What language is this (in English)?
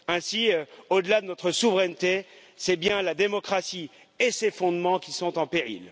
French